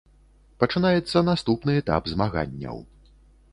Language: Belarusian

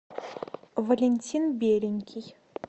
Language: Russian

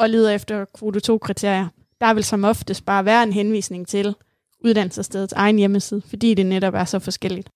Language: Danish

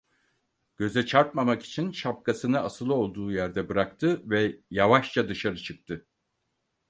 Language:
Turkish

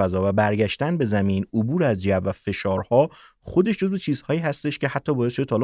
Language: Persian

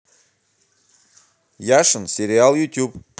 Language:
Russian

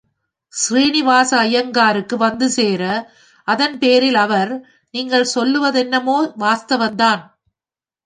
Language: Tamil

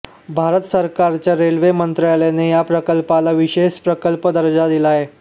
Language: Marathi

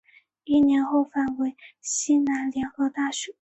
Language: Chinese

